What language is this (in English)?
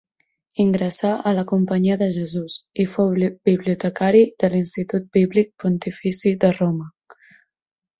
Catalan